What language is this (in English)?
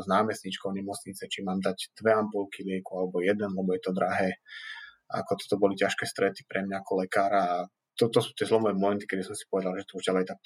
Slovak